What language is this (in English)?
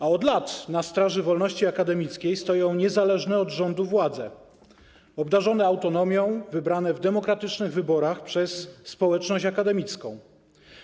Polish